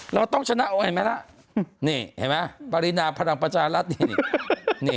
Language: Thai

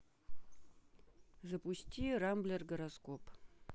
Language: Russian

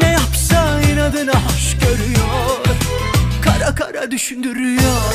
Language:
Romanian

